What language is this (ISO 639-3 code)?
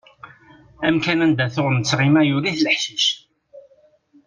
kab